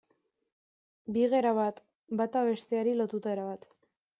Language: Basque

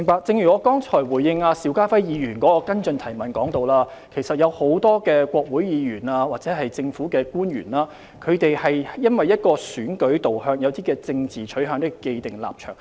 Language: Cantonese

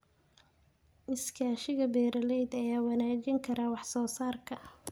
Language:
Somali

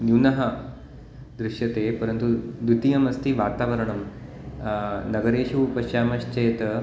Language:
Sanskrit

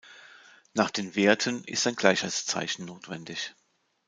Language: German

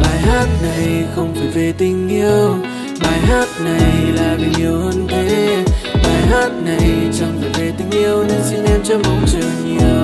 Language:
Vietnamese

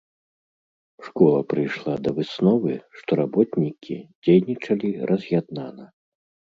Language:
Belarusian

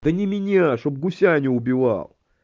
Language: Russian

